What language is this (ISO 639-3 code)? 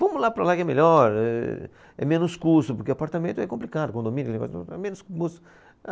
por